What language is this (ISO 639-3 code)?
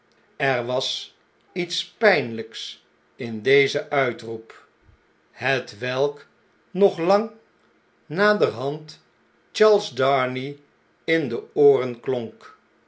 nld